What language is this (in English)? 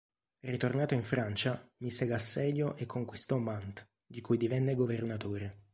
Italian